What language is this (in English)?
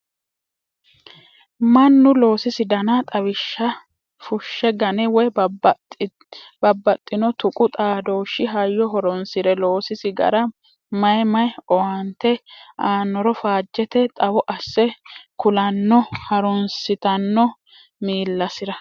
Sidamo